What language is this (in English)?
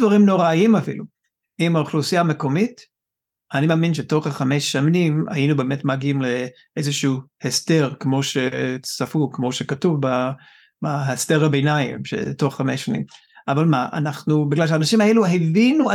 Hebrew